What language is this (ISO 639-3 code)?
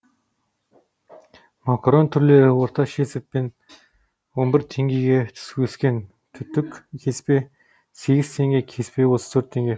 kaz